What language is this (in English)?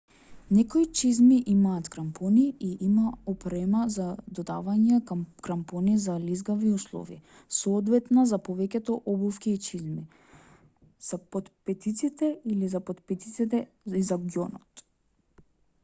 Macedonian